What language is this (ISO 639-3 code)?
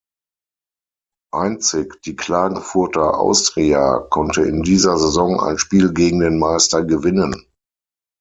deu